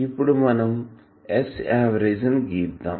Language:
Telugu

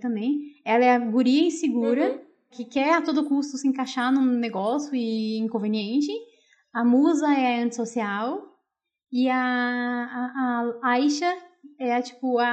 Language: Portuguese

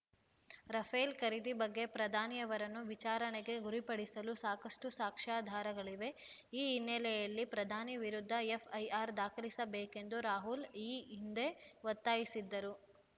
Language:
Kannada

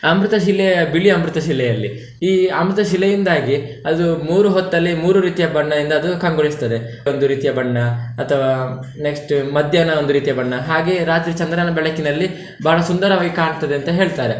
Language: Kannada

